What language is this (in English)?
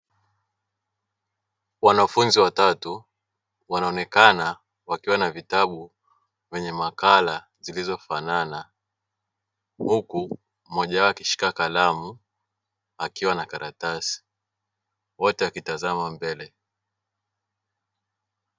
Swahili